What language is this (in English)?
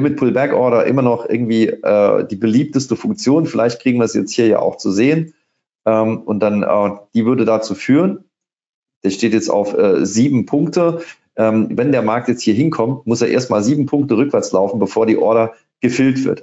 German